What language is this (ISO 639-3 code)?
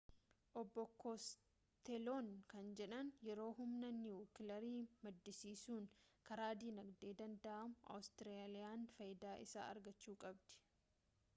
orm